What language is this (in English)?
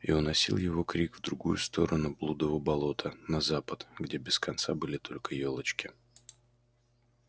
Russian